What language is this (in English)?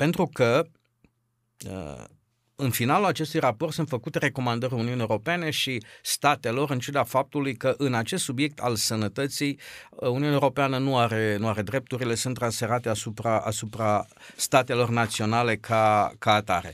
Romanian